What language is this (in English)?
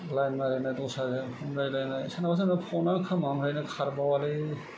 Bodo